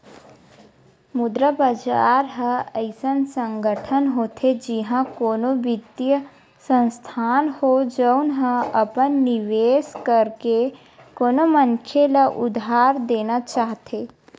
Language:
Chhattisgarhi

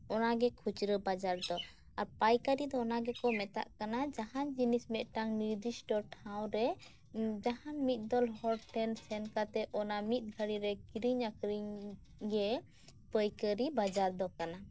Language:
Santali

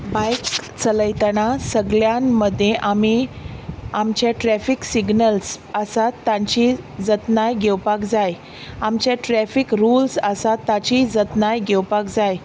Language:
Konkani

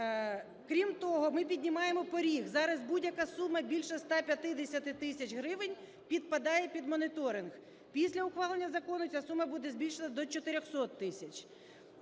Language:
Ukrainian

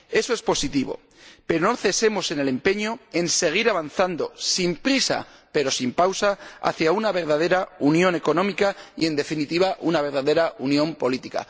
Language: Spanish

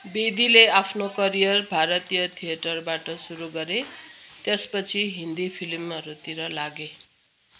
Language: Nepali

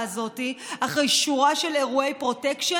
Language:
Hebrew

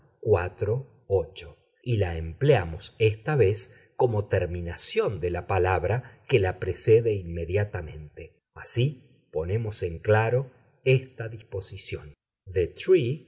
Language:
Spanish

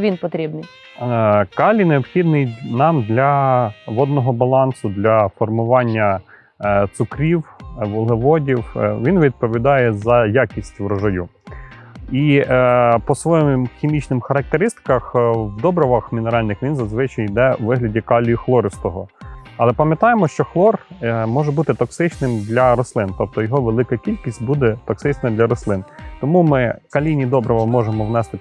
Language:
Ukrainian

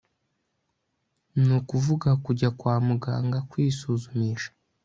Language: Kinyarwanda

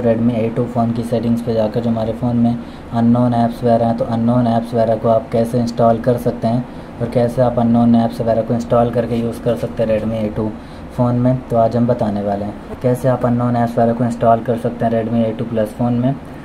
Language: Hindi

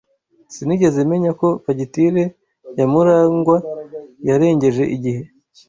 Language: Kinyarwanda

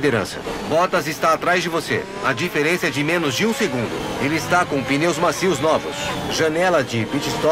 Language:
Portuguese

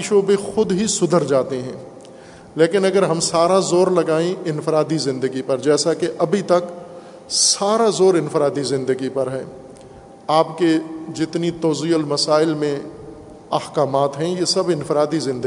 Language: Urdu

